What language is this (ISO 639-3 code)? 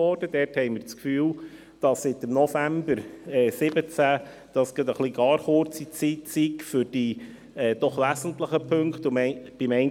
gsw